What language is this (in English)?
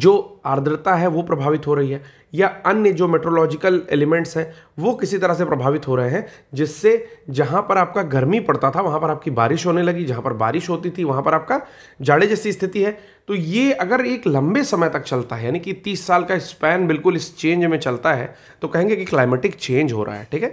Hindi